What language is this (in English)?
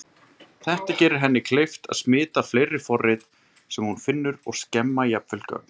Icelandic